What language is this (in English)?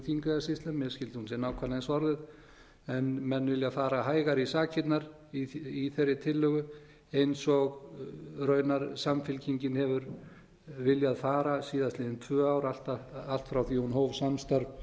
Icelandic